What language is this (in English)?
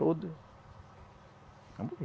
Portuguese